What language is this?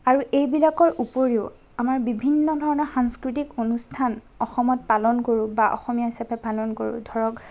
Assamese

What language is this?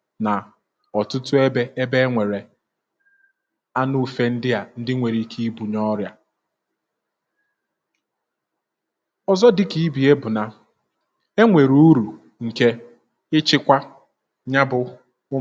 Igbo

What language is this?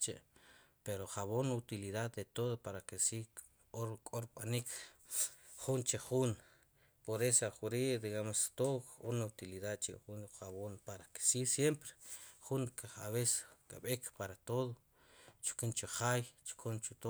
Sipacapense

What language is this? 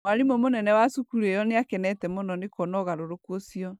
Kikuyu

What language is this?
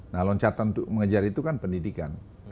Indonesian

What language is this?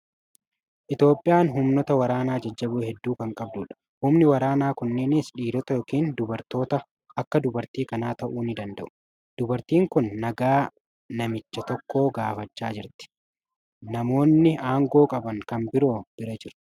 Oromo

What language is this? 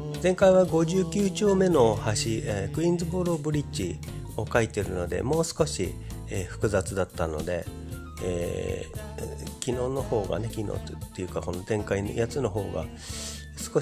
Japanese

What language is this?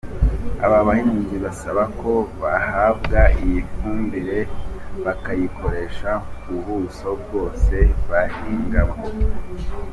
Kinyarwanda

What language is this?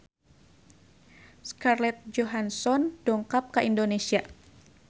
Sundanese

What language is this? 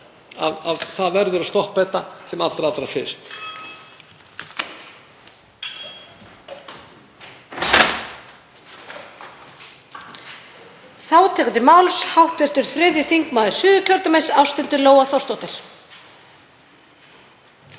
Icelandic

